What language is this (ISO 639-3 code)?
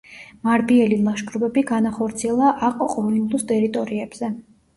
kat